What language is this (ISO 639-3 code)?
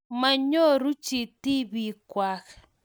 kln